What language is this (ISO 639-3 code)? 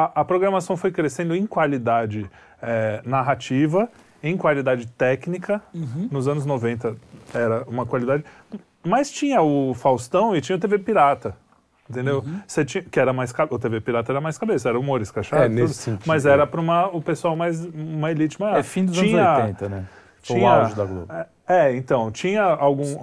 por